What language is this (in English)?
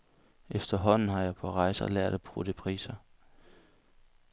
Danish